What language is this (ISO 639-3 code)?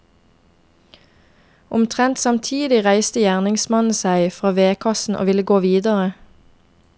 nor